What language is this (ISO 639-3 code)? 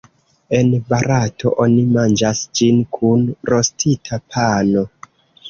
epo